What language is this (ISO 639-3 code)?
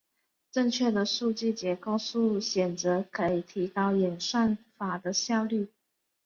zho